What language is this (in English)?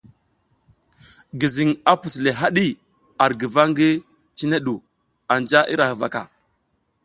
South Giziga